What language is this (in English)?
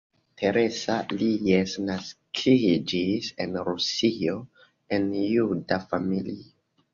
Esperanto